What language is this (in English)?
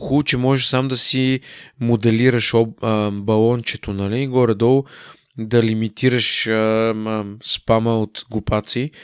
Bulgarian